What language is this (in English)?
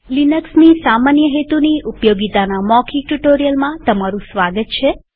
Gujarati